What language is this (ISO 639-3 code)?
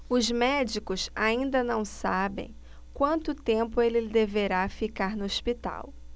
por